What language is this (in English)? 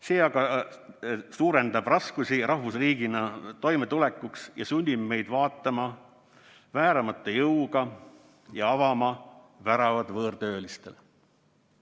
Estonian